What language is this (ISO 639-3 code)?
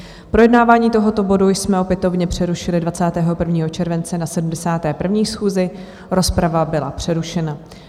ces